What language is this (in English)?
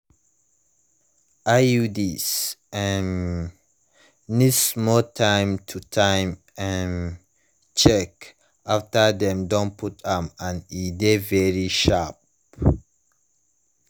Nigerian Pidgin